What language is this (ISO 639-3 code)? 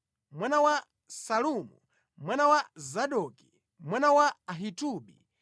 nya